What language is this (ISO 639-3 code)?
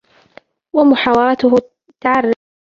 ara